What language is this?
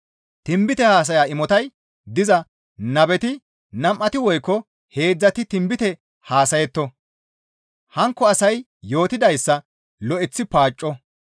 Gamo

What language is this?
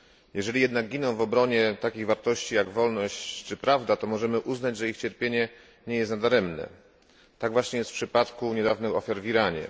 Polish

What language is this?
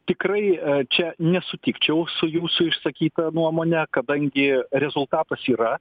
Lithuanian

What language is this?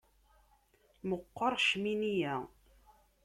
Kabyle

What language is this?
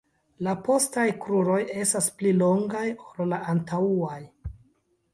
Esperanto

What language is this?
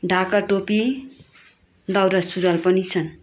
Nepali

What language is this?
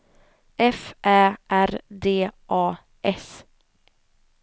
Swedish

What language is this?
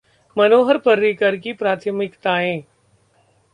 Hindi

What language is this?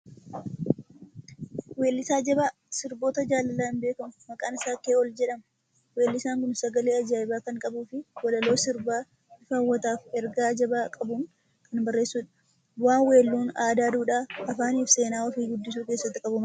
Oromo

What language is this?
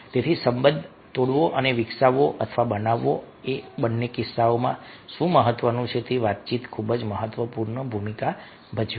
Gujarati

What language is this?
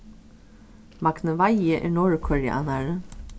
Faroese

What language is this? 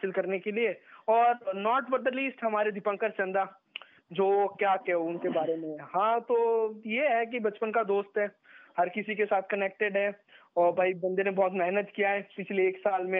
Hindi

